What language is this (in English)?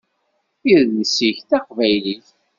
Kabyle